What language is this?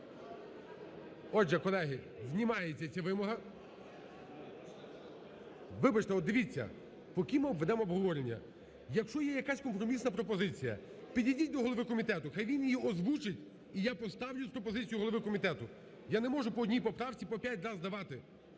Ukrainian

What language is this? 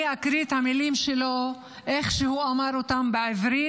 Hebrew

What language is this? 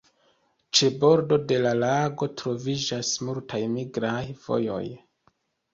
Esperanto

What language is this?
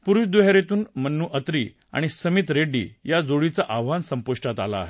Marathi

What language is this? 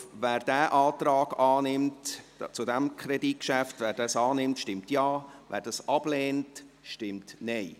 Swiss German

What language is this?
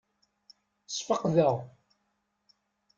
Kabyle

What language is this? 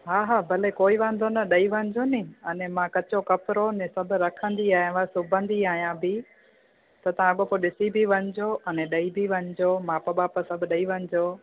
Sindhi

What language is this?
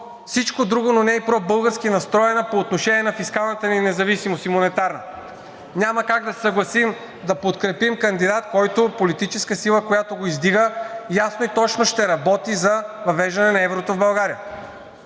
Bulgarian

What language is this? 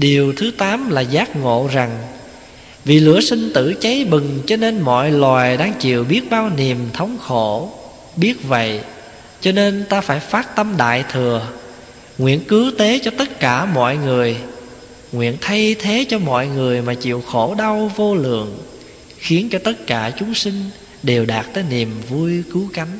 Vietnamese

